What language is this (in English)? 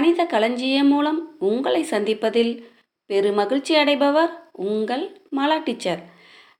Tamil